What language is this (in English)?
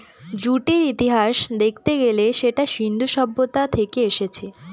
Bangla